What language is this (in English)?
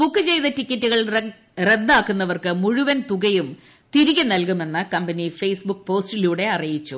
Malayalam